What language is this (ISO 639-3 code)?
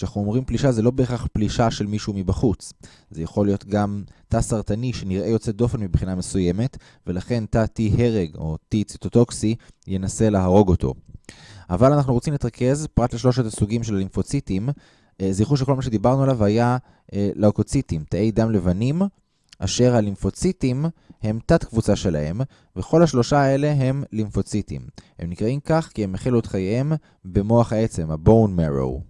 heb